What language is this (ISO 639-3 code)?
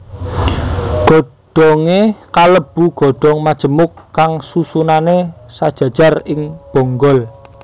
jav